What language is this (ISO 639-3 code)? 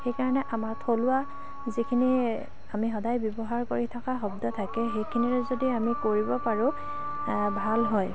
asm